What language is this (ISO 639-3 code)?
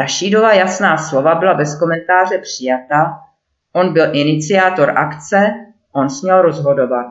ces